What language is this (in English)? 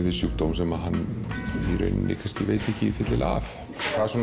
Icelandic